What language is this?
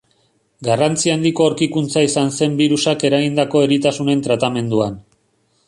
Basque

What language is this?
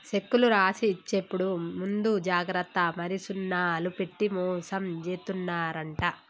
Telugu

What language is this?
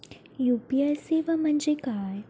Marathi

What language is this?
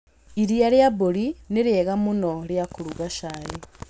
Kikuyu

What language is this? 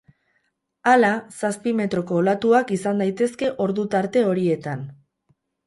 Basque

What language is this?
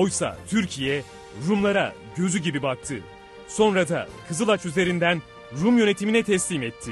Turkish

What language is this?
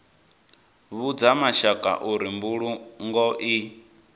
Venda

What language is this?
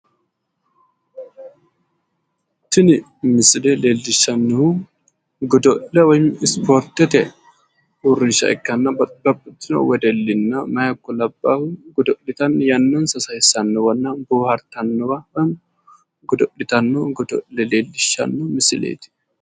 Sidamo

